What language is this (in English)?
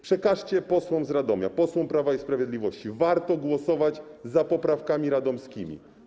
Polish